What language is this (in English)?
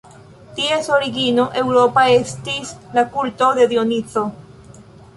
Esperanto